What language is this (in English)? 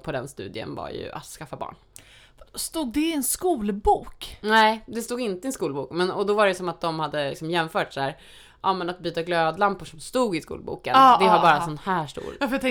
Swedish